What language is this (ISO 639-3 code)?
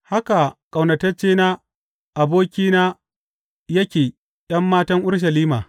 hau